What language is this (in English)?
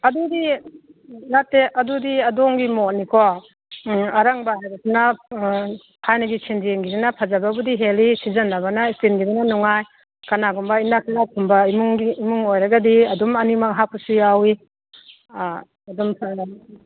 Manipuri